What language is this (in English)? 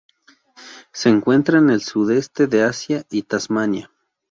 Spanish